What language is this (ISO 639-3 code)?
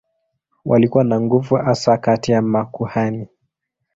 swa